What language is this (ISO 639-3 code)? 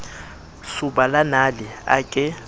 sot